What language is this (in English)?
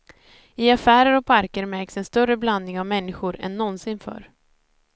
Swedish